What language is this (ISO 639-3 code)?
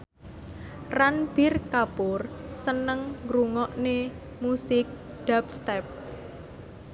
jav